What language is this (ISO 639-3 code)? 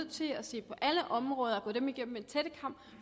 dan